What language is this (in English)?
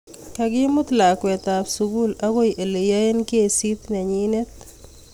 Kalenjin